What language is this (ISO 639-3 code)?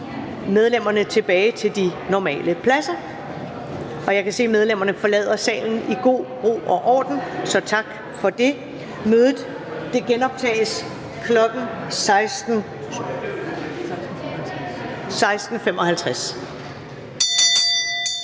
dan